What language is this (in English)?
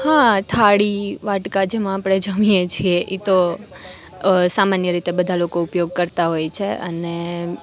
Gujarati